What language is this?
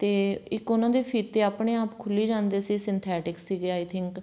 Punjabi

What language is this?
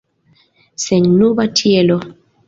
Esperanto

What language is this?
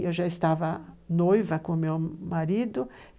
Portuguese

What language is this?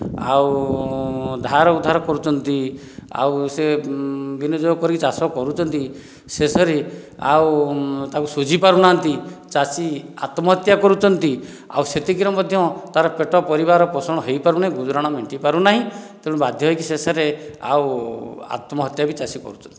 Odia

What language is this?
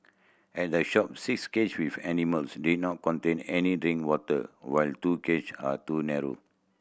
English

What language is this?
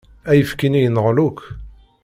Kabyle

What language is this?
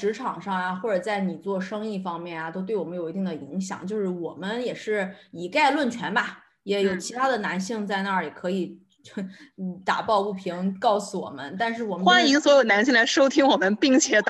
Chinese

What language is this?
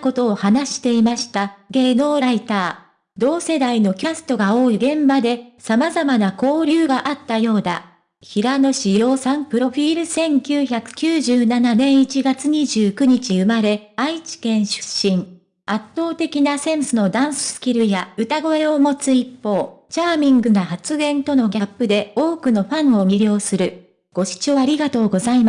Japanese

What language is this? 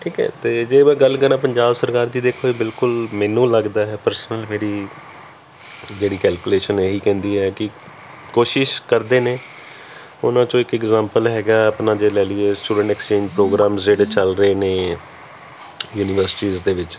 Punjabi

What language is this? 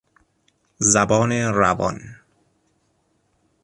Persian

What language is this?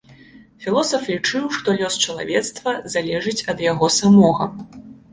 Belarusian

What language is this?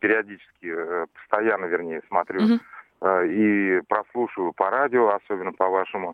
Russian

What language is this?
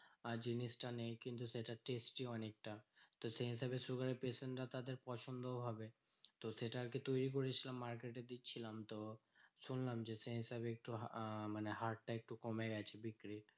Bangla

